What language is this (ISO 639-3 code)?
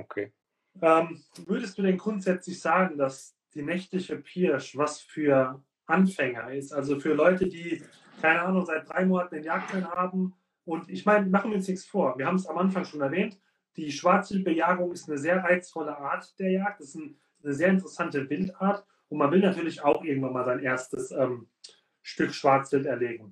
deu